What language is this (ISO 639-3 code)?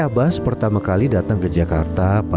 ind